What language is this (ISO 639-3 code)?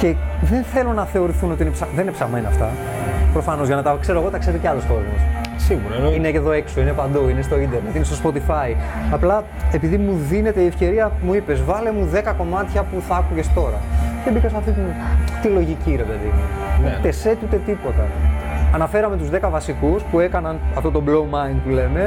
ell